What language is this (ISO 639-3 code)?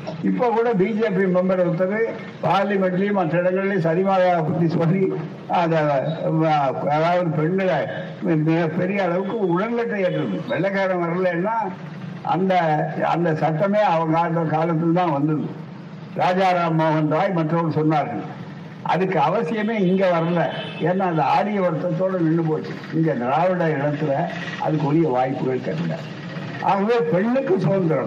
tam